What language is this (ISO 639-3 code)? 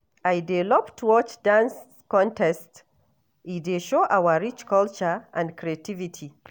pcm